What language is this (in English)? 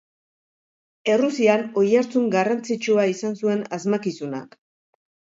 Basque